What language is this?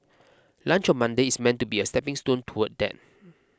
English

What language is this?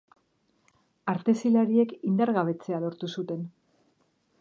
Basque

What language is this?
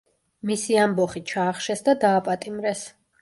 Georgian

